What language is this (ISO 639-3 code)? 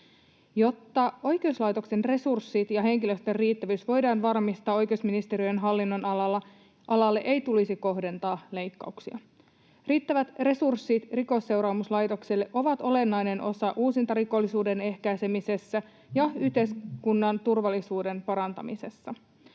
fin